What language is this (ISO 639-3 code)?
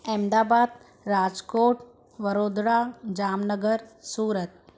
snd